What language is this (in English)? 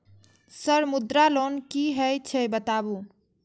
Maithili